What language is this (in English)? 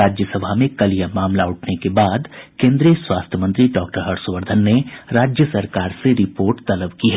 Hindi